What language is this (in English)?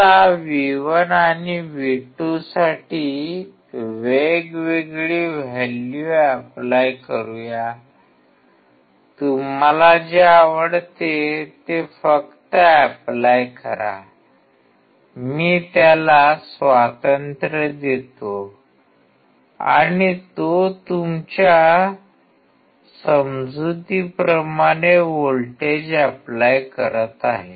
Marathi